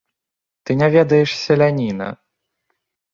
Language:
Belarusian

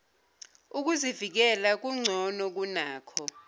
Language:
Zulu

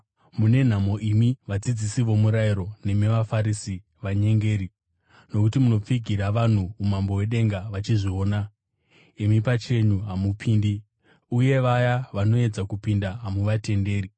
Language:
Shona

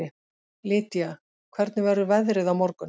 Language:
Icelandic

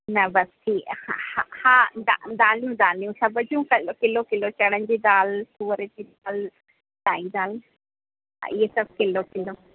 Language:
Sindhi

